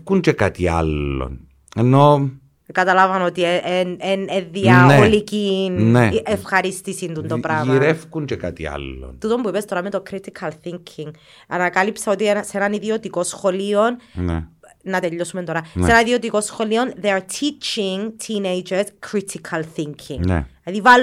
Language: Greek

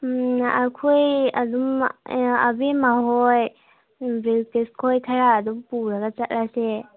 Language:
Manipuri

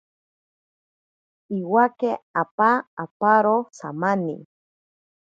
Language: Ashéninka Perené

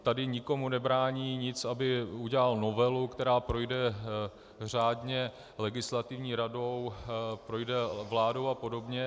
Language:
Czech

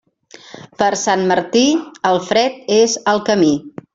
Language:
Catalan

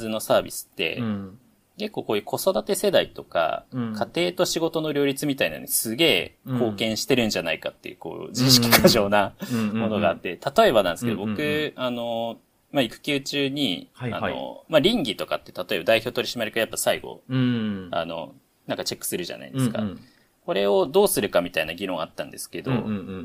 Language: Japanese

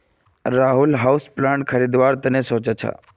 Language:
Magahi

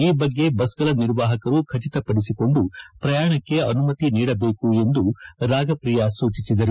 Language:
Kannada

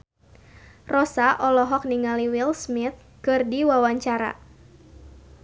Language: Sundanese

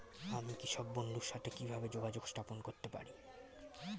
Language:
Bangla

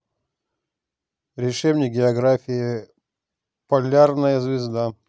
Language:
Russian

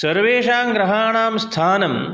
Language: Sanskrit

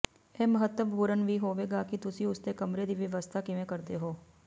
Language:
Punjabi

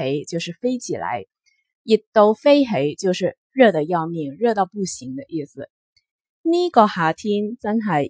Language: Chinese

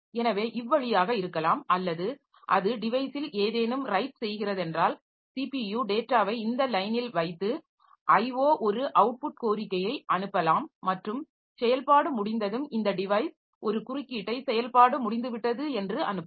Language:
Tamil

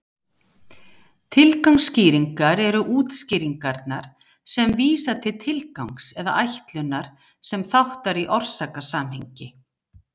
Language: Icelandic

